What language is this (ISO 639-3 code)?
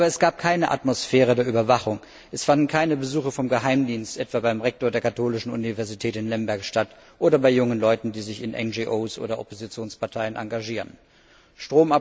deu